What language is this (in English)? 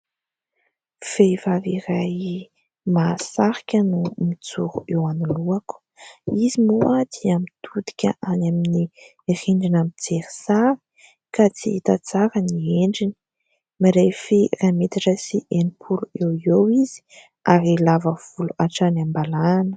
Malagasy